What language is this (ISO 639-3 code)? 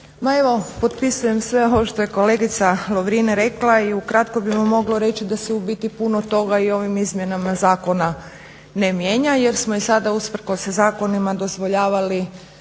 hrv